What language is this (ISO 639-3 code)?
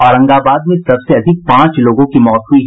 hin